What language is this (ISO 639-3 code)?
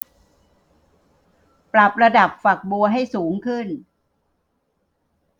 tha